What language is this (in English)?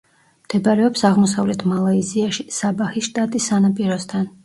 Georgian